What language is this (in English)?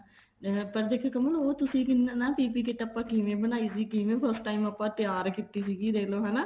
Punjabi